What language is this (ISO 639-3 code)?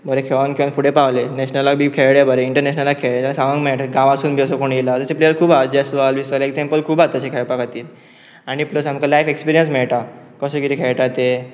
kok